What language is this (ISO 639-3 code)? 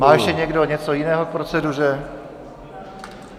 ces